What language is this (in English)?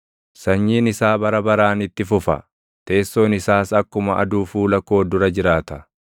Oromo